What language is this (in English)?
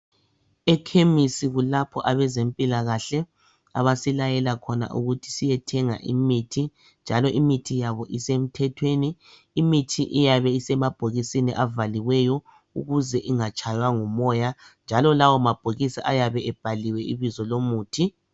North Ndebele